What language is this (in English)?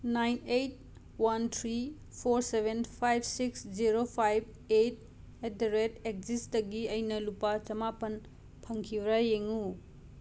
Manipuri